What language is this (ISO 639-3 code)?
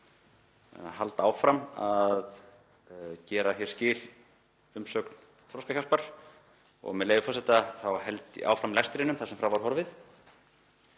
isl